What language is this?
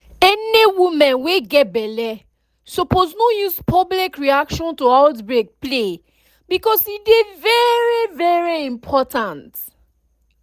Nigerian Pidgin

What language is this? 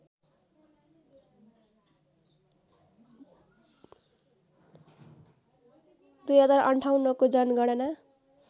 Nepali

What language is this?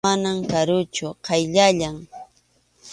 Arequipa-La Unión Quechua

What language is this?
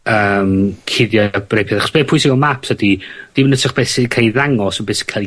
Welsh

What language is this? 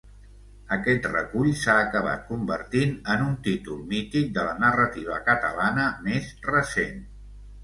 Catalan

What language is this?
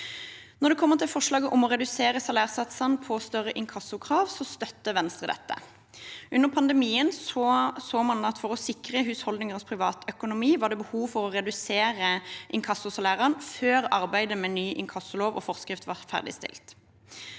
Norwegian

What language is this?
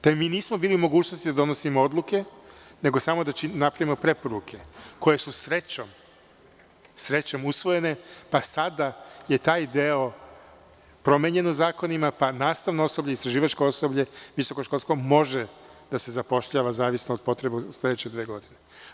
Serbian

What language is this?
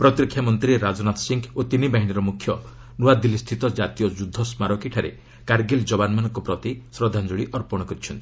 Odia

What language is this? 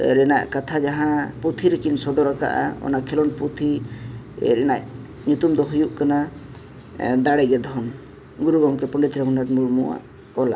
Santali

